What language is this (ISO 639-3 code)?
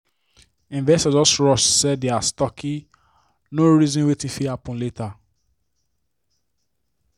pcm